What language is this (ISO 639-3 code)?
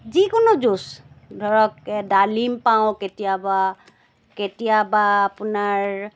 asm